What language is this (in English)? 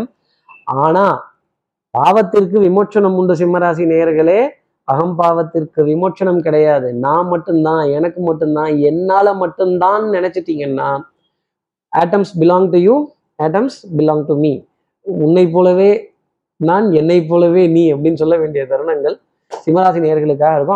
Tamil